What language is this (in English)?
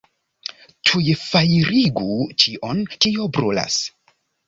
Esperanto